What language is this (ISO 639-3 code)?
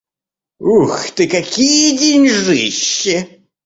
rus